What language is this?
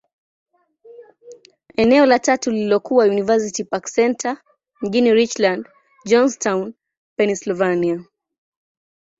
Swahili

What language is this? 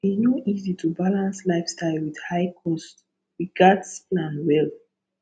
Nigerian Pidgin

